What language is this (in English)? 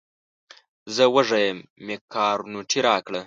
Pashto